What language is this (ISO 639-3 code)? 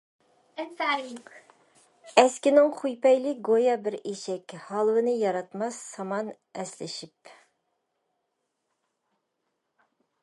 uig